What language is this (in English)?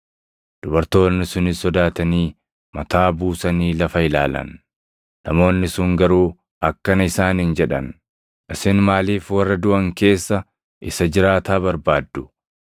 Oromo